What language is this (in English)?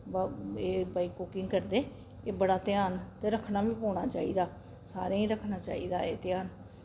Dogri